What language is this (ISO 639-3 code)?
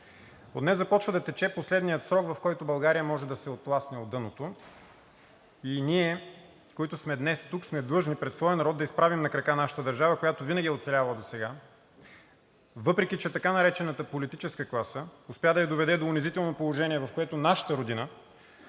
bul